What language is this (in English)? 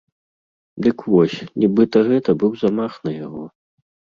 Belarusian